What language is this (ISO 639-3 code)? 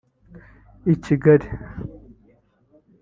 kin